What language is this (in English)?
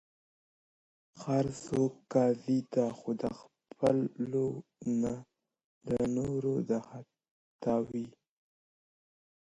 Pashto